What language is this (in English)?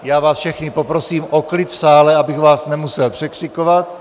Czech